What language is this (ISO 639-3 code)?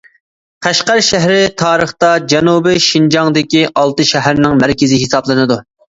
uig